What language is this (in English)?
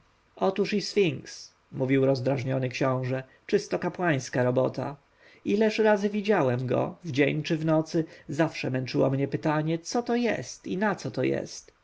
Polish